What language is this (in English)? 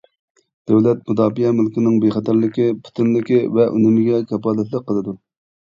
Uyghur